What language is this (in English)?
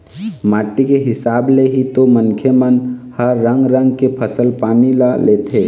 Chhattisgarhi